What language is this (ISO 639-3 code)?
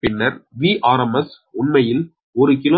tam